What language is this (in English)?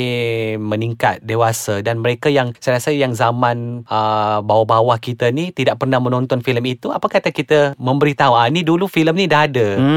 Malay